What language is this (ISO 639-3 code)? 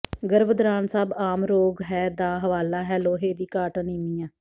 pan